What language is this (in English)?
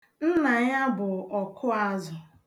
Igbo